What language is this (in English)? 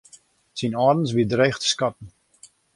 Western Frisian